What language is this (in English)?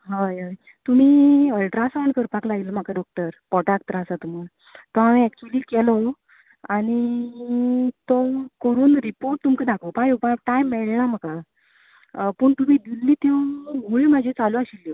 Konkani